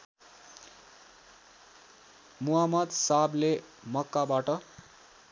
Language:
Nepali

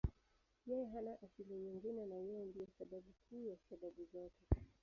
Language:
Swahili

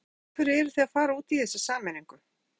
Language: Icelandic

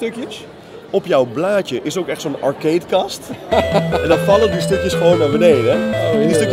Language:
Dutch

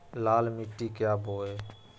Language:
Magahi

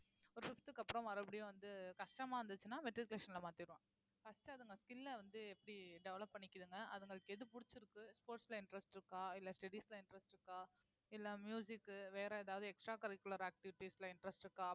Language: Tamil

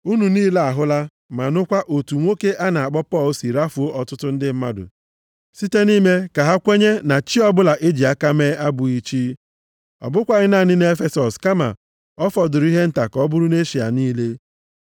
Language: Igbo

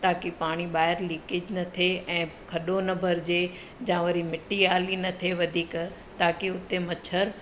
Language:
Sindhi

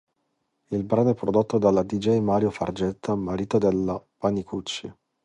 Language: Italian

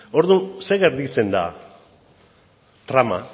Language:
Basque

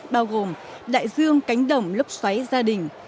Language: Vietnamese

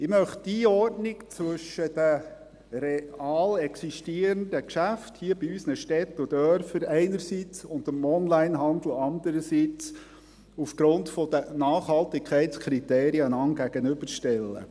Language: Swiss German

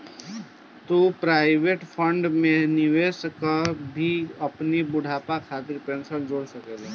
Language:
Bhojpuri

